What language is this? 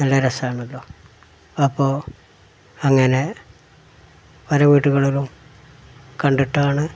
Malayalam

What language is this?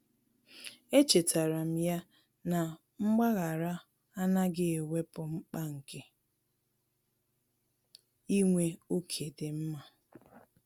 Igbo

